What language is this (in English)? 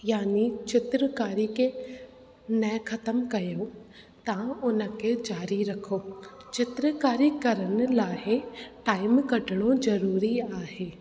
Sindhi